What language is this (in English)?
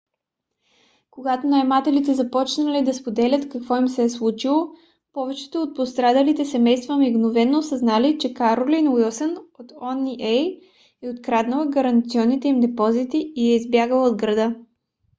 Bulgarian